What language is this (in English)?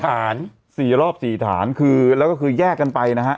Thai